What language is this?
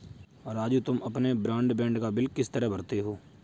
Hindi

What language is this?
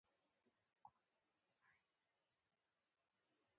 Pashto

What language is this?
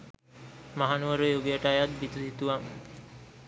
Sinhala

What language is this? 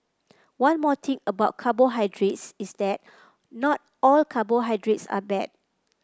English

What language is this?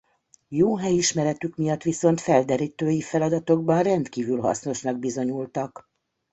Hungarian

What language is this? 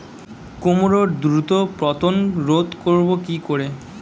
Bangla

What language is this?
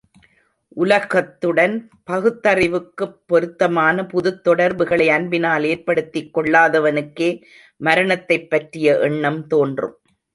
Tamil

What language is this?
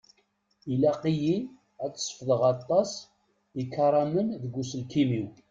Kabyle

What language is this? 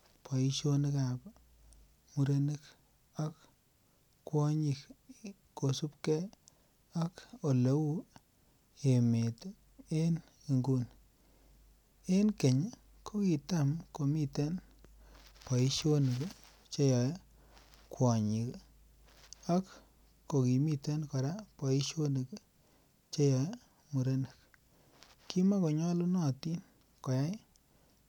Kalenjin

